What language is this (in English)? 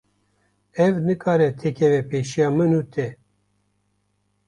Kurdish